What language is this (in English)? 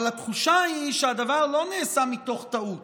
Hebrew